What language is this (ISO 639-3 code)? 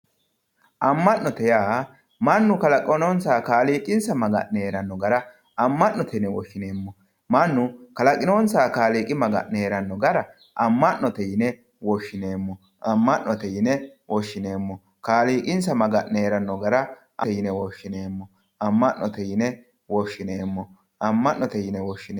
sid